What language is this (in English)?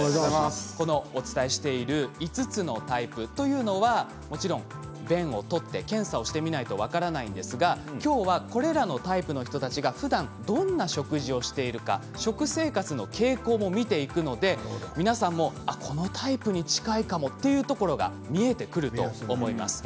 Japanese